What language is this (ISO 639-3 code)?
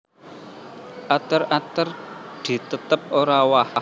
jav